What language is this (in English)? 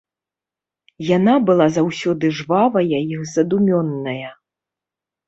Belarusian